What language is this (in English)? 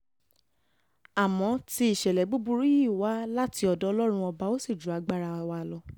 Yoruba